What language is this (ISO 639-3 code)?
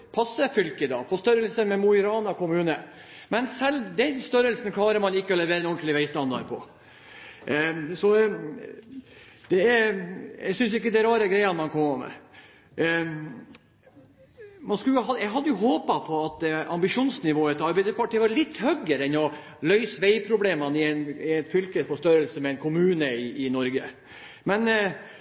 nob